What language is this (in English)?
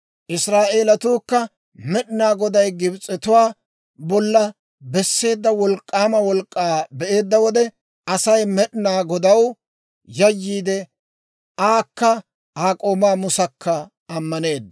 Dawro